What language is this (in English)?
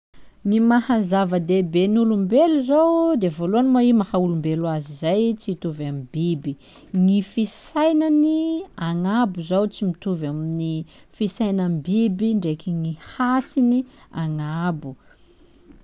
Sakalava Malagasy